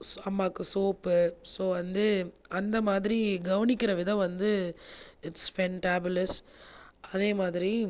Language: Tamil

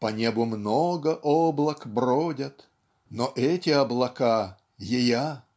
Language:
Russian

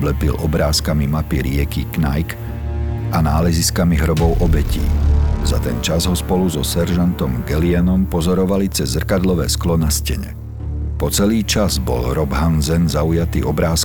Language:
Slovak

